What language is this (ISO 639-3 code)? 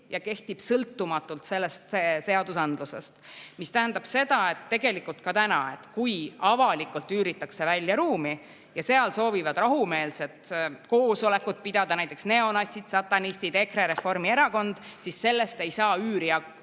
est